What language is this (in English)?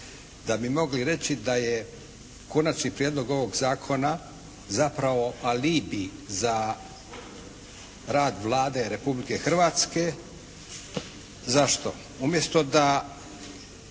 Croatian